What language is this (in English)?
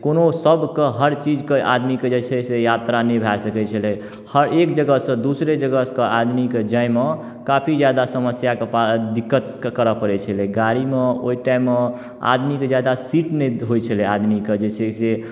Maithili